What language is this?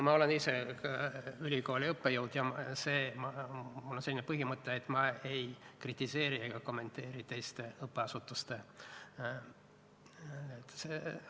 Estonian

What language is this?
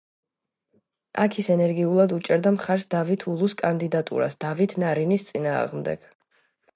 Georgian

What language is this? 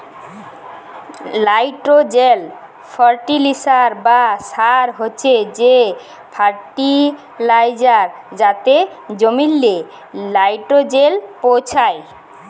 Bangla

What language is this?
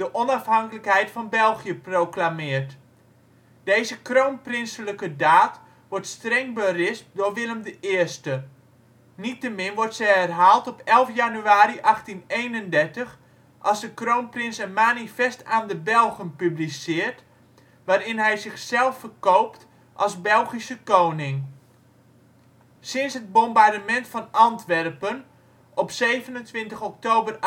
Dutch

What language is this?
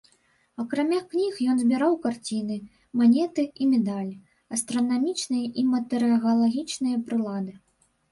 Belarusian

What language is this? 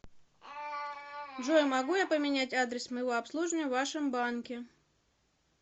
Russian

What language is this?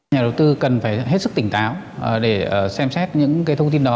Vietnamese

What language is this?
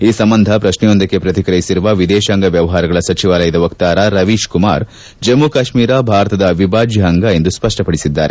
Kannada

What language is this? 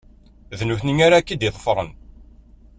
Kabyle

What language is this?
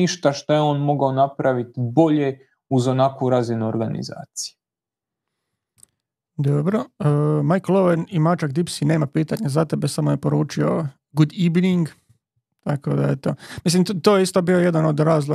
Croatian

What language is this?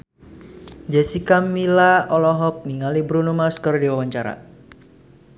Sundanese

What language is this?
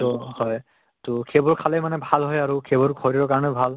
Assamese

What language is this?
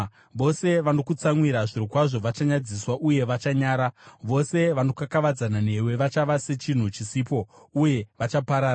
Shona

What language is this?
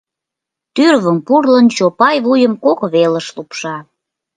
Mari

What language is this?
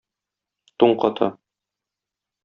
Tatar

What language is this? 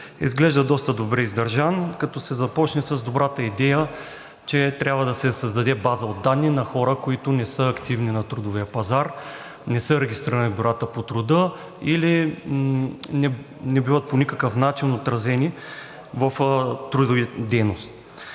Bulgarian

